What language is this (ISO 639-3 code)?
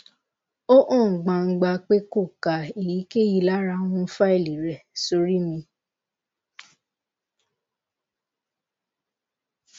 yor